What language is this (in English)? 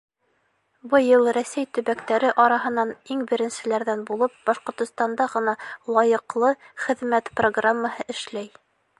Bashkir